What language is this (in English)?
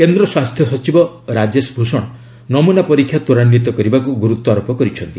Odia